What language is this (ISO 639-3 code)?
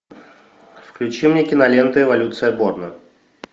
rus